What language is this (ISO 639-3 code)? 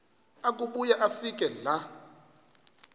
xho